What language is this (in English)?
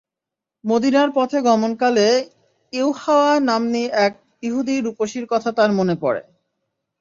Bangla